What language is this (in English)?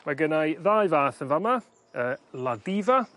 Welsh